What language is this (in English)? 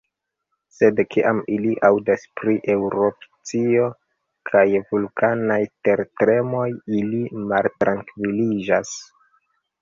Esperanto